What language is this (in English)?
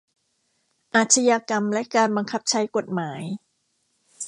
Thai